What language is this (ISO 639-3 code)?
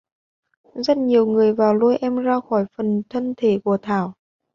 vie